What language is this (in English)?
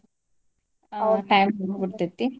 Kannada